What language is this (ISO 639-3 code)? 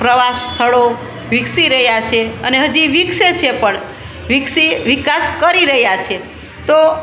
guj